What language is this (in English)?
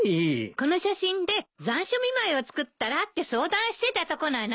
Japanese